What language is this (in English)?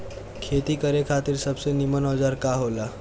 Bhojpuri